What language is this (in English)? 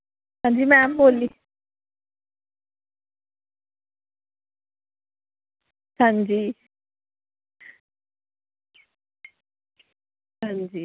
Dogri